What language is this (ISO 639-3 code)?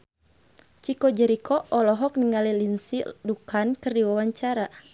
sun